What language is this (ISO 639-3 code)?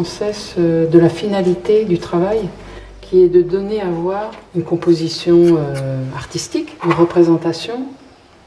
fra